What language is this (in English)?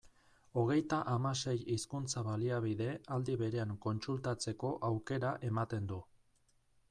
Basque